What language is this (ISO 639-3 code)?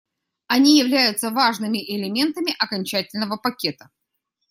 rus